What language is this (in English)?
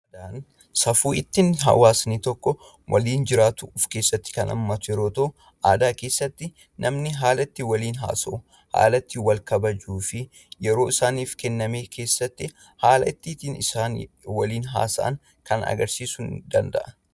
Oromo